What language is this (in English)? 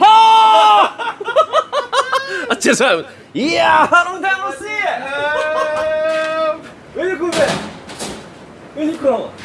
Korean